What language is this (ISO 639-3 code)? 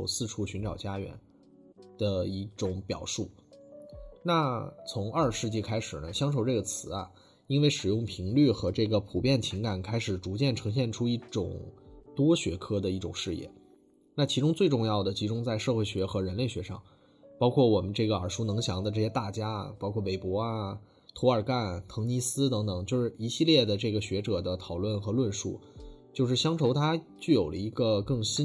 zho